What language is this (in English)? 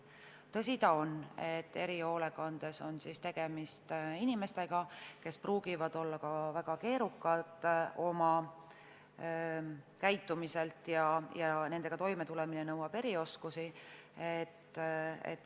Estonian